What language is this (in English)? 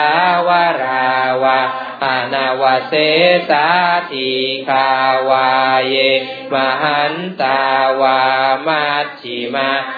Thai